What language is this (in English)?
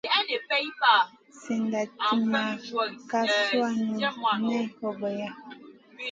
Masana